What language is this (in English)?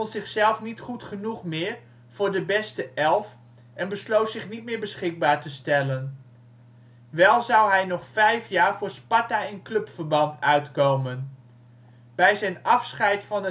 Dutch